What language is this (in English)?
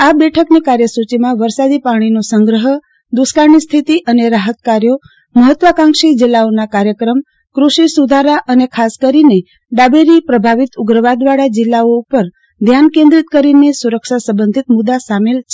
Gujarati